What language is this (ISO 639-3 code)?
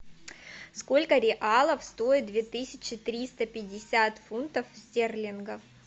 rus